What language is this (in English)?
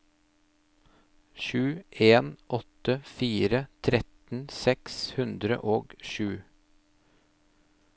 Norwegian